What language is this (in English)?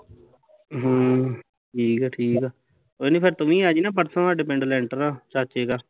Punjabi